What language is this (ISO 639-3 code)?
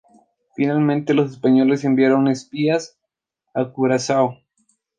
spa